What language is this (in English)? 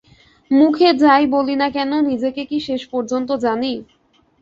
Bangla